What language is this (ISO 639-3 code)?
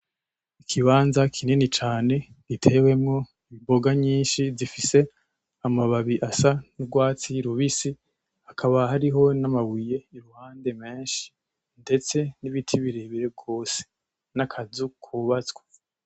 run